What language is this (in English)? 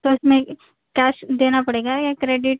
Urdu